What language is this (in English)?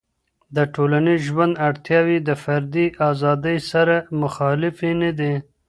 Pashto